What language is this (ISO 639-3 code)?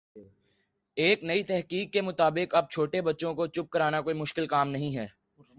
urd